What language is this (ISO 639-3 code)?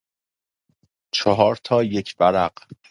fas